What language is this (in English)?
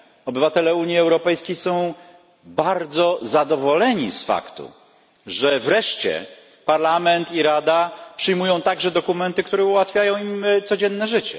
Polish